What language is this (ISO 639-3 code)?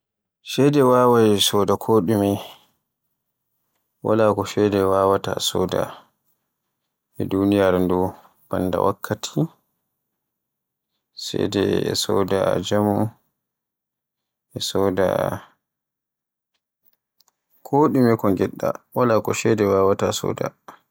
fue